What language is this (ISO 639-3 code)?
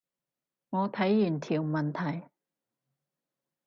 yue